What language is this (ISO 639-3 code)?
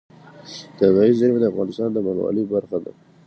pus